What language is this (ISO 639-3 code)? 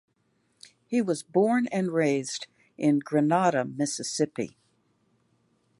eng